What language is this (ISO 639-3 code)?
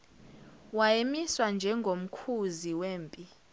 zul